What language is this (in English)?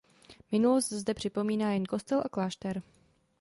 Czech